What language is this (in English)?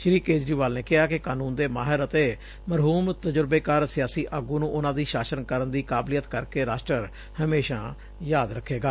Punjabi